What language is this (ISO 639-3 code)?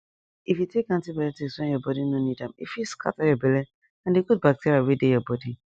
pcm